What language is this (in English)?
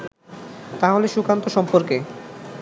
Bangla